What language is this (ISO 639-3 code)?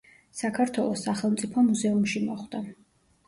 kat